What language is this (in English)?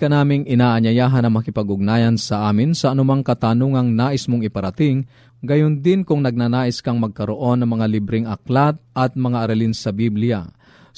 Filipino